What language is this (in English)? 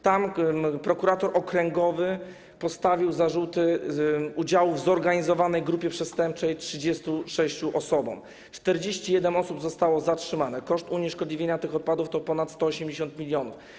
Polish